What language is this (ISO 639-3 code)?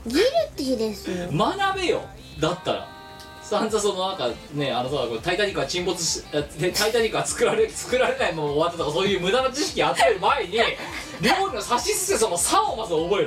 jpn